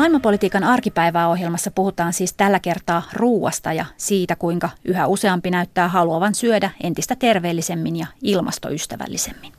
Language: Finnish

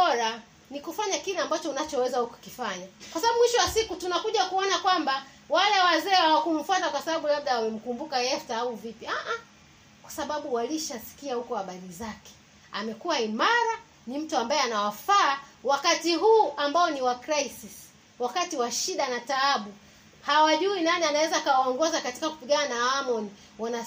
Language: Swahili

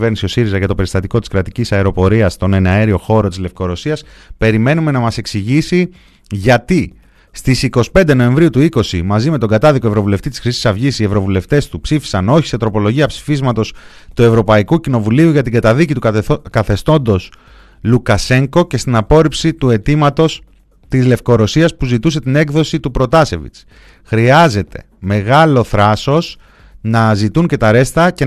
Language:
Greek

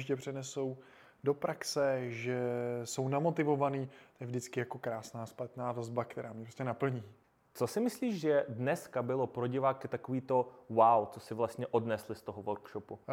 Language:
Czech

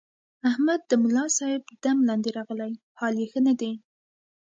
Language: Pashto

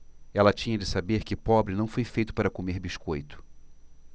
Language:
Portuguese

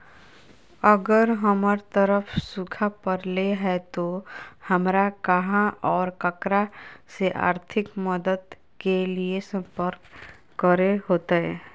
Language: Magahi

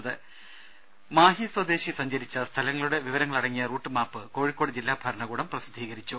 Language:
Malayalam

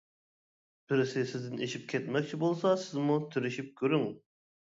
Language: Uyghur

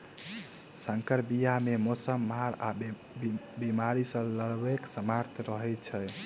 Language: Maithili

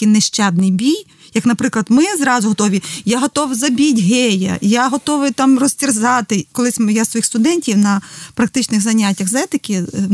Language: Ukrainian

